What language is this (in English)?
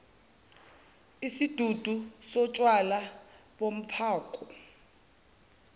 Zulu